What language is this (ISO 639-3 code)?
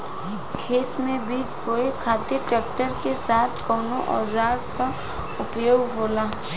bho